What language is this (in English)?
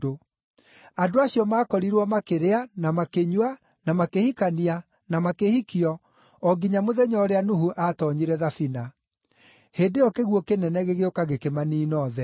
Kikuyu